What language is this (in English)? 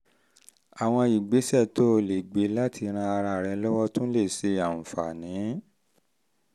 Yoruba